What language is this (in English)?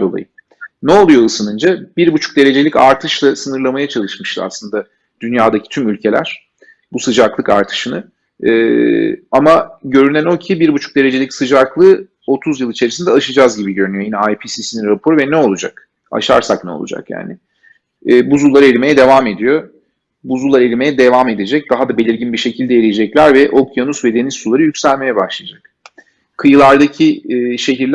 Turkish